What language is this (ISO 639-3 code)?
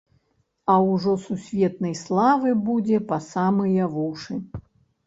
bel